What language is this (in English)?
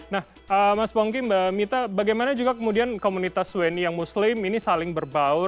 Indonesian